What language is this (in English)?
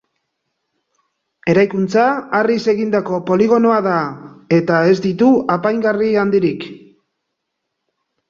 Basque